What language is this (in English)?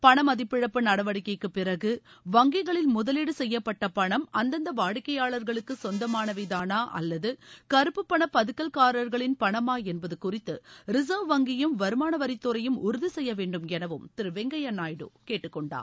Tamil